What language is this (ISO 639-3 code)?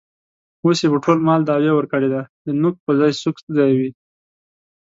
pus